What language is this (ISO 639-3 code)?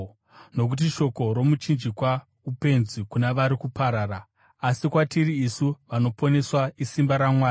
sna